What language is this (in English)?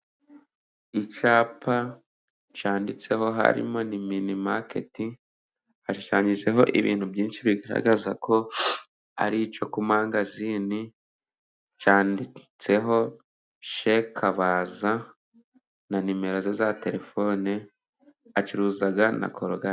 Kinyarwanda